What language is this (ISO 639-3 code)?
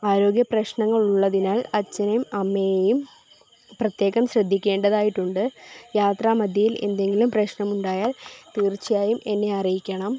mal